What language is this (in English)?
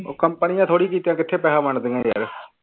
Punjabi